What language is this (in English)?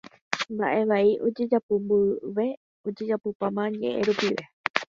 Guarani